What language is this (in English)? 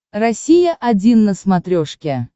Russian